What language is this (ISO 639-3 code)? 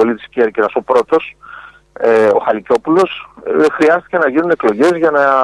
ell